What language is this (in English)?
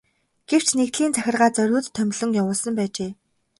Mongolian